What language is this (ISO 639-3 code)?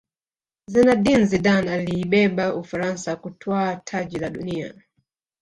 swa